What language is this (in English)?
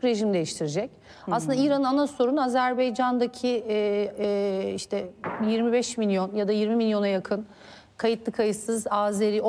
Turkish